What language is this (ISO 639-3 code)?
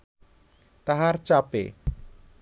ben